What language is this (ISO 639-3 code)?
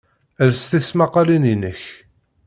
kab